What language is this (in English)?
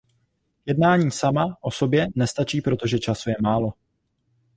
Czech